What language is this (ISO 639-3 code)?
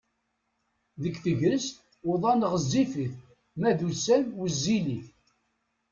kab